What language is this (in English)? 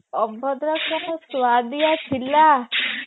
Odia